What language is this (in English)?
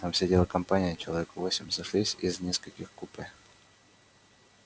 Russian